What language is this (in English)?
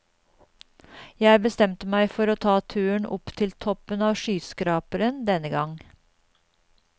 Norwegian